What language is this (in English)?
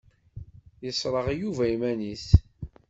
Kabyle